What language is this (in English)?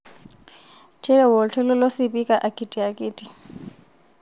Masai